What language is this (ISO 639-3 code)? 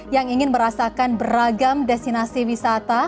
ind